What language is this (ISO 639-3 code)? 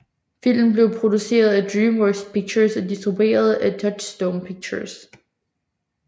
dan